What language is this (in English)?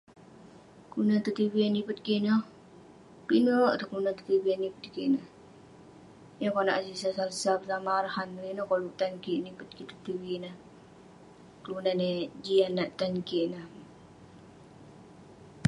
Western Penan